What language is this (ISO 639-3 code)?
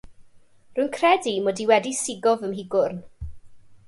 cym